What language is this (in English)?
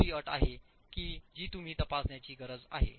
Marathi